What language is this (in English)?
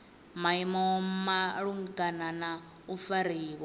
Venda